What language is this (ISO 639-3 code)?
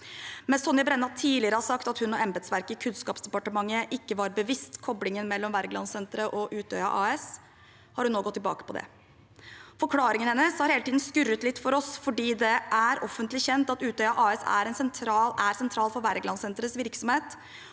nor